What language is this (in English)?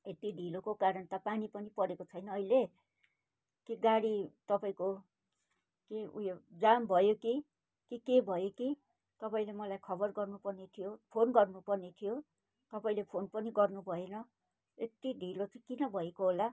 Nepali